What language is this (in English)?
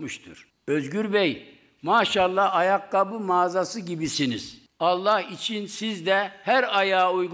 Turkish